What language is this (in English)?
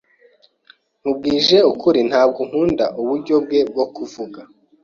Kinyarwanda